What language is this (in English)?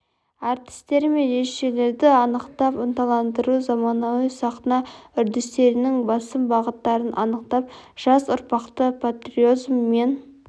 Kazakh